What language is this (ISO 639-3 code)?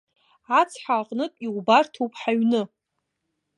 abk